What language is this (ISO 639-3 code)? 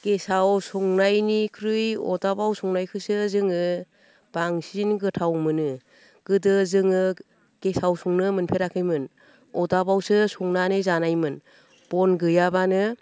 brx